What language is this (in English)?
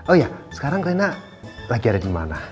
Indonesian